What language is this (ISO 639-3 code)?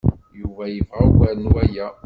kab